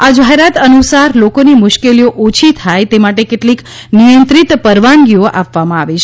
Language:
Gujarati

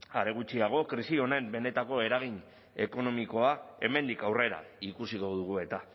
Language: Basque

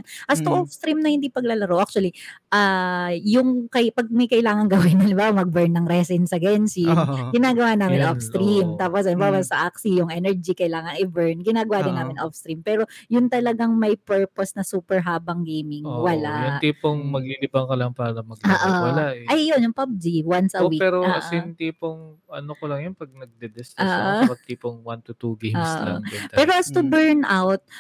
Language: Filipino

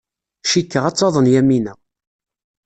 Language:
Kabyle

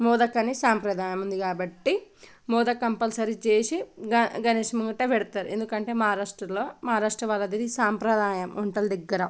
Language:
Telugu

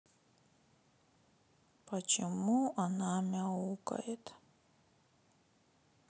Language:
Russian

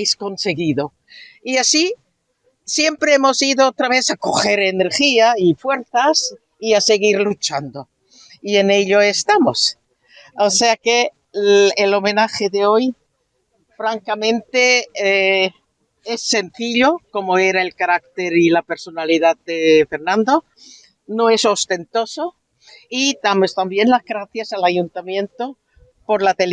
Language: Spanish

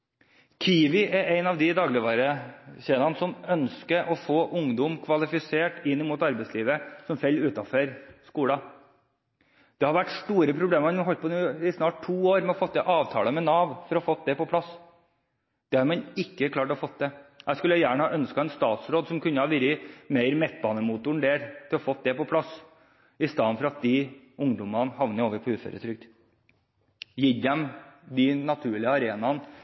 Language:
Norwegian Bokmål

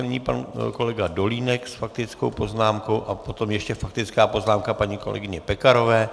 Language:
Czech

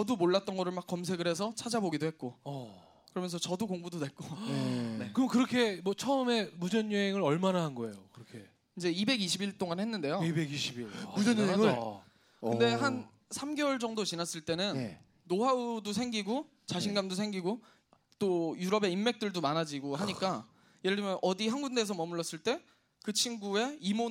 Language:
Korean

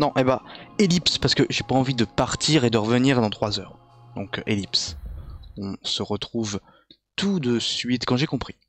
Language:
French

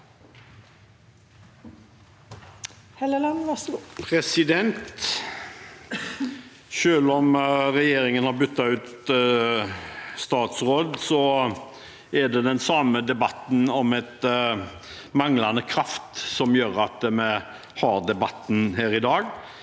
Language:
Norwegian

